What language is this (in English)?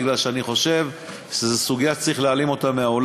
Hebrew